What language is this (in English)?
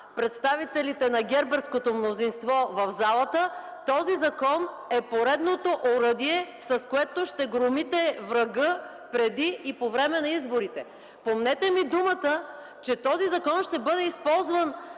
Bulgarian